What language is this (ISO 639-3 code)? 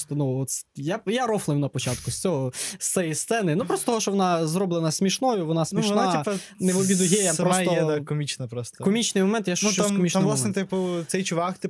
ukr